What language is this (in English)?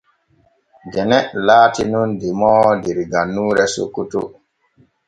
Borgu Fulfulde